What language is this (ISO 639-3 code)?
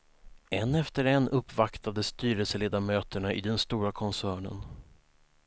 swe